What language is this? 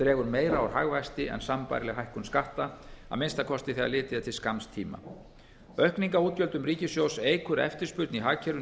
Icelandic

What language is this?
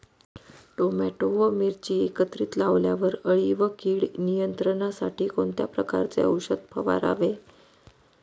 Marathi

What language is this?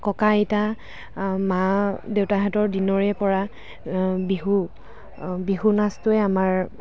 Assamese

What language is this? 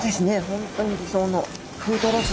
Japanese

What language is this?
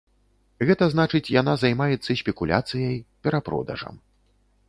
Belarusian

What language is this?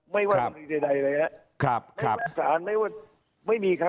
Thai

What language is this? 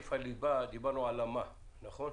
Hebrew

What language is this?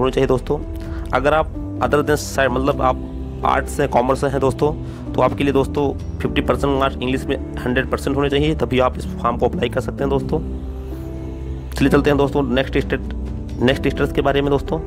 Hindi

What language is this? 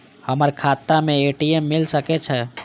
Maithili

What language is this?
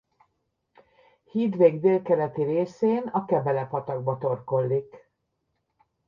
Hungarian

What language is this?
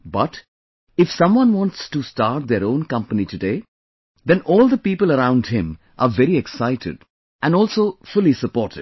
English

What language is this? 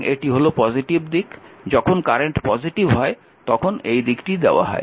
Bangla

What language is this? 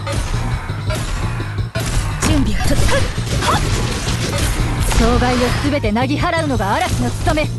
Japanese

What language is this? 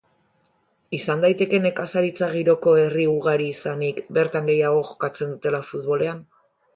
Basque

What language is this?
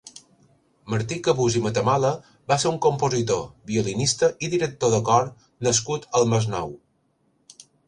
Catalan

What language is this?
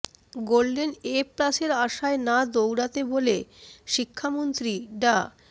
Bangla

